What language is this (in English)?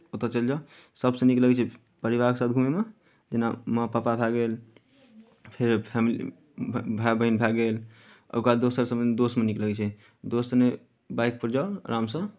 Maithili